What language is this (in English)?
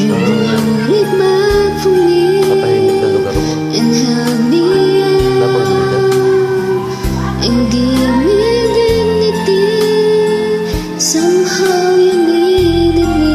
English